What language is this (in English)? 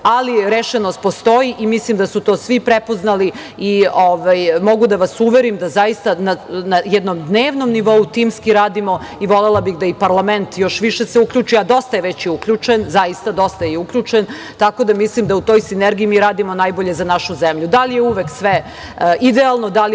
Serbian